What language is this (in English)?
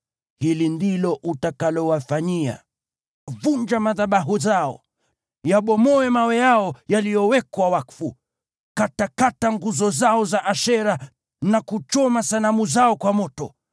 Swahili